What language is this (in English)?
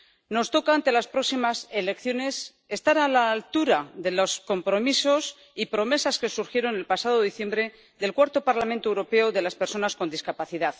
Spanish